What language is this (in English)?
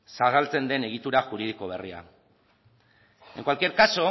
Basque